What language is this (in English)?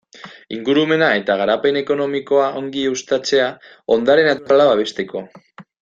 Basque